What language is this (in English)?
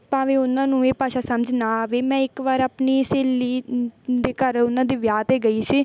Punjabi